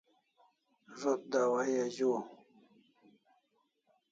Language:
Kalasha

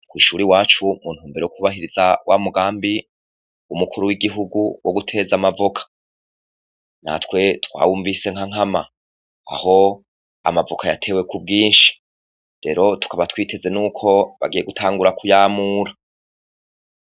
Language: Rundi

